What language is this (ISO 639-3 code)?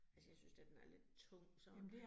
dan